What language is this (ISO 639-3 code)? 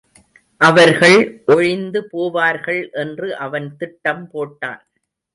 tam